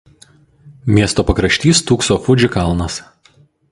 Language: Lithuanian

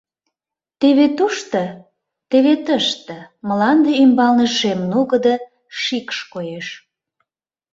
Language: Mari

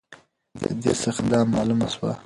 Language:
Pashto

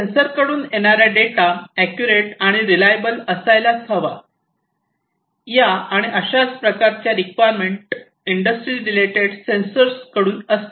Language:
Marathi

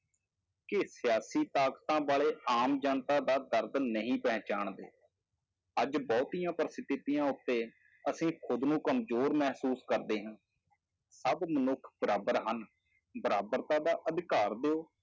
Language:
Punjabi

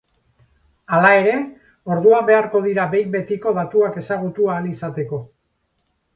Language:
Basque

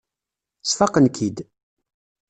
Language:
Kabyle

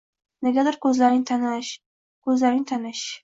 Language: Uzbek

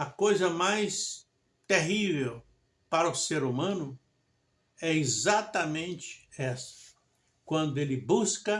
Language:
Portuguese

